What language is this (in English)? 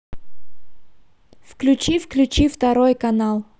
Russian